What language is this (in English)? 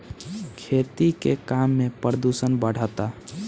Bhojpuri